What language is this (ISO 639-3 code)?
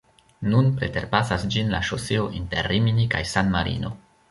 epo